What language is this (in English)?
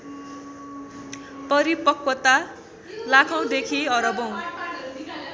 Nepali